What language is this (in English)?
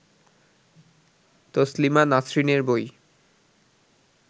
Bangla